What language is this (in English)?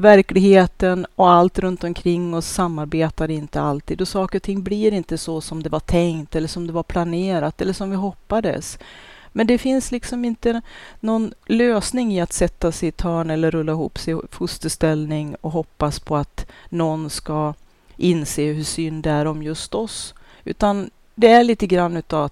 Swedish